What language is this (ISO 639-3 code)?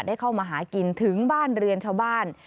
tha